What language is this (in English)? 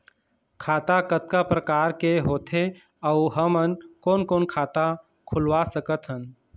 Chhattisgarhi